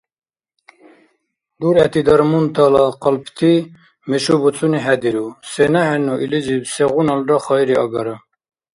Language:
Dargwa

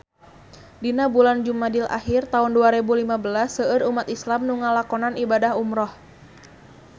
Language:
Sundanese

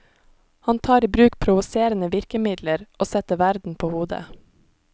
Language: Norwegian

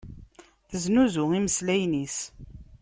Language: Kabyle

